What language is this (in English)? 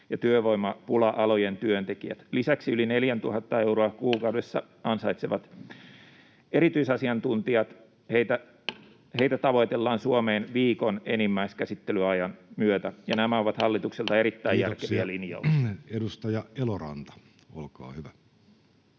Finnish